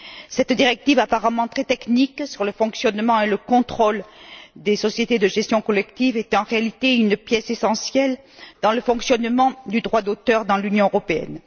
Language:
French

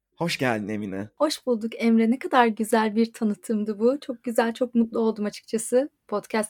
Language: Turkish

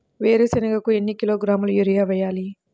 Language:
Telugu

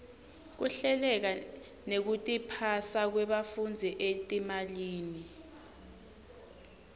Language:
Swati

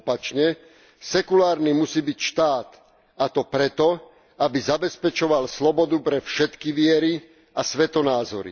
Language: Slovak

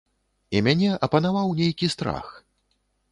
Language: Belarusian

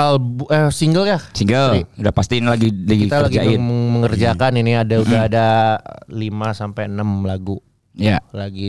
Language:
Indonesian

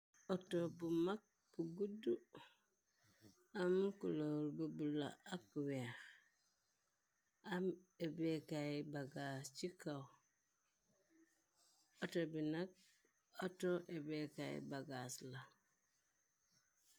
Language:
Wolof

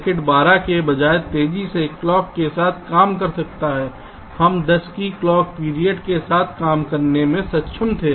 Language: Hindi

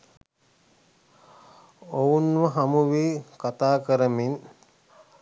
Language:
Sinhala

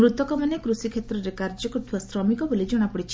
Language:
Odia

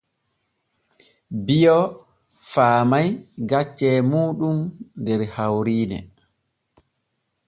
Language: Borgu Fulfulde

